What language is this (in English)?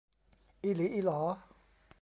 Thai